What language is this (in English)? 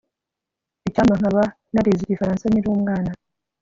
Kinyarwanda